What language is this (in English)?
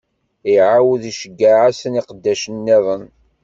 Kabyle